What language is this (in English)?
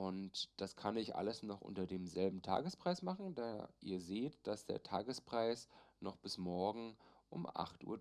German